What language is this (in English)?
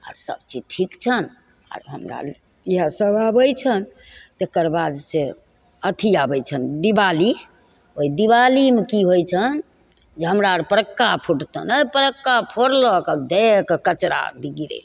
Maithili